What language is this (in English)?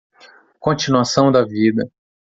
Portuguese